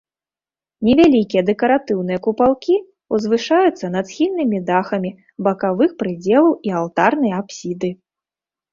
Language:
Belarusian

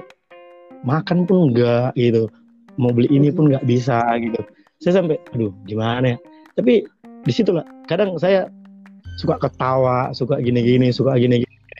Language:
Indonesian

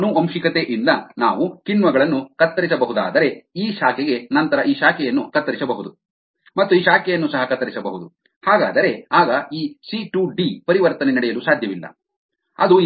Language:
Kannada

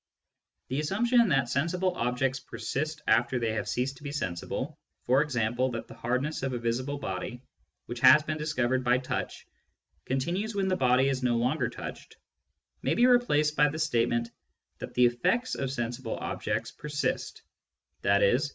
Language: English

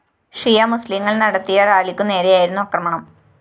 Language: Malayalam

